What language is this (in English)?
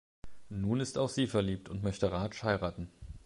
German